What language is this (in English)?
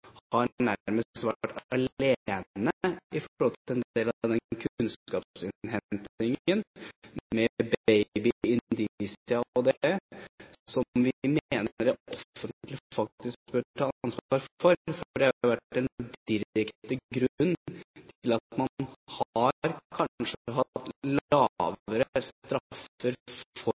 Norwegian Bokmål